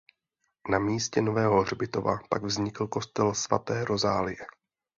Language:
Czech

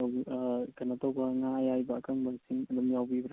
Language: Manipuri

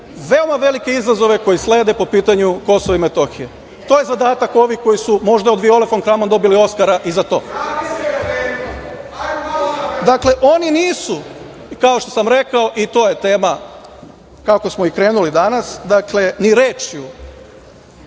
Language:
Serbian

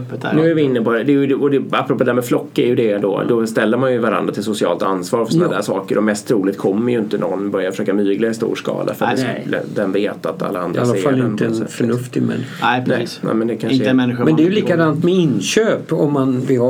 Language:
Swedish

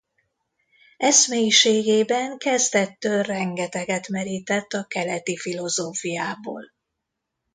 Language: Hungarian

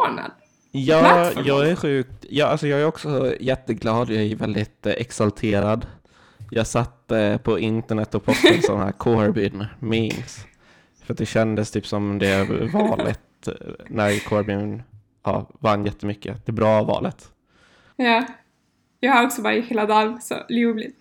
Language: Swedish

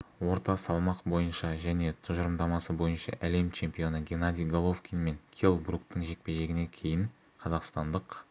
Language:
Kazakh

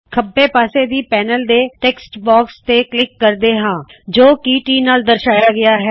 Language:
Punjabi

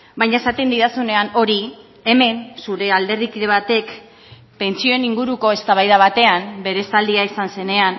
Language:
Basque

